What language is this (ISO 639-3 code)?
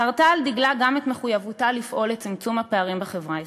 heb